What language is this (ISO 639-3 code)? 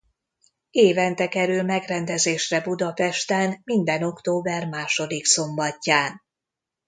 hun